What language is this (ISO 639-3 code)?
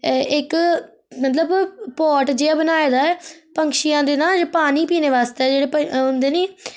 doi